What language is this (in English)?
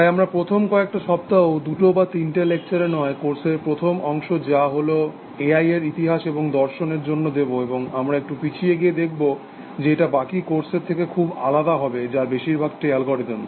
Bangla